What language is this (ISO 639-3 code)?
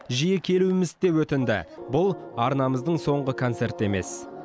kaz